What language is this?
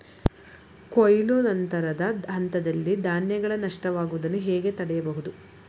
Kannada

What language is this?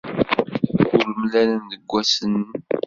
Kabyle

